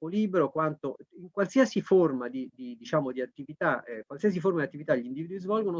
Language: Italian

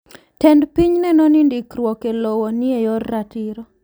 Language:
Luo (Kenya and Tanzania)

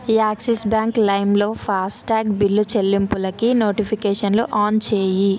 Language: Telugu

